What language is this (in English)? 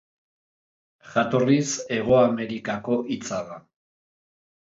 Basque